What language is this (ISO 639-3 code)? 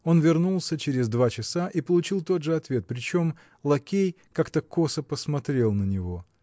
rus